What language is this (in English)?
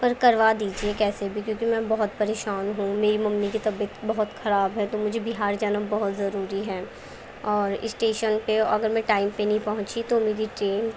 Urdu